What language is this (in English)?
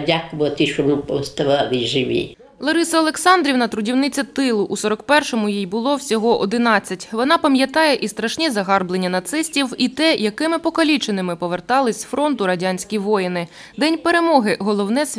Ukrainian